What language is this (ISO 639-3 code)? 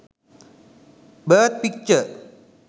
sin